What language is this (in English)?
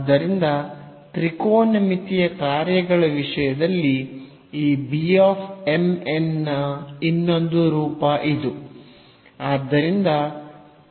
Kannada